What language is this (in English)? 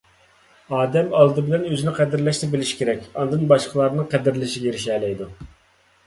Uyghur